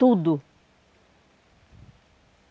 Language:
Portuguese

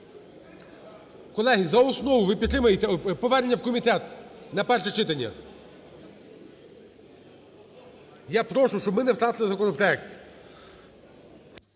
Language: Ukrainian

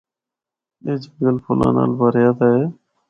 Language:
Northern Hindko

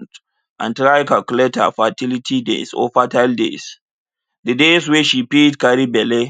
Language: Nigerian Pidgin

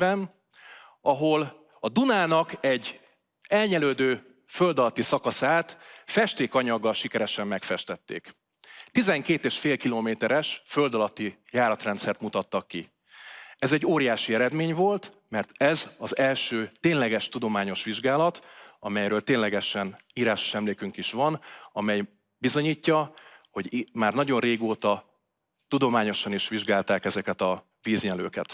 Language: Hungarian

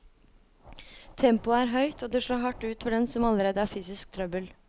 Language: Norwegian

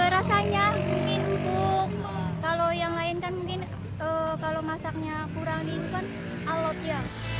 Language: Indonesian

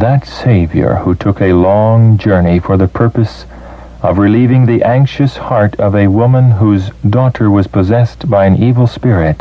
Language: English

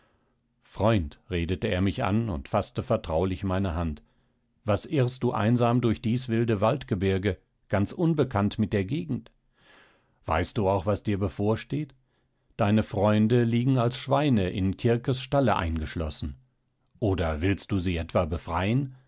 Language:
German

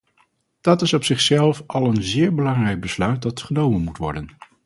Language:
Dutch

